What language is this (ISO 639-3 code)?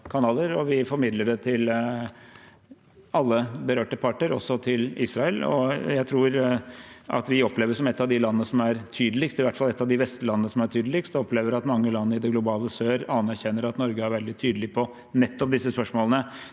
nor